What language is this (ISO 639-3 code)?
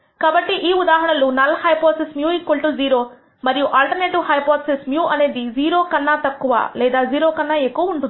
tel